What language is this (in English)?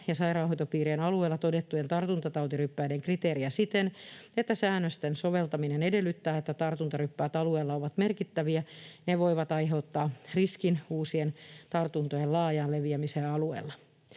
Finnish